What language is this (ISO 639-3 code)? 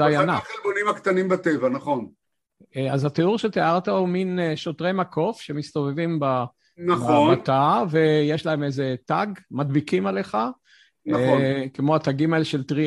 heb